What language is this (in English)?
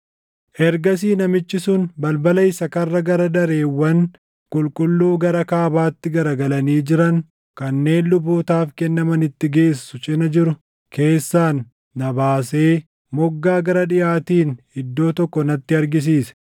Oromo